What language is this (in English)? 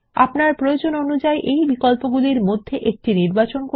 Bangla